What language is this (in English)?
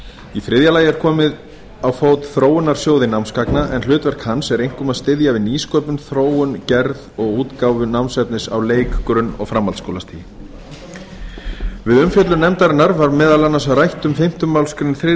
Icelandic